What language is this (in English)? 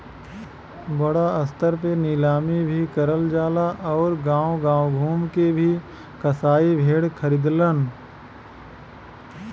Bhojpuri